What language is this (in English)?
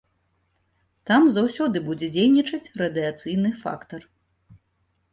Belarusian